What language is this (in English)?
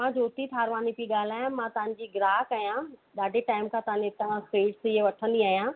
Sindhi